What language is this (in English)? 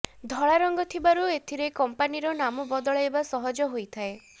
Odia